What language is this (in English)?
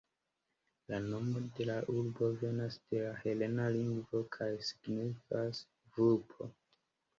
Esperanto